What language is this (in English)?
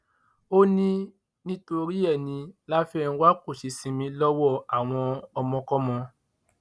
Yoruba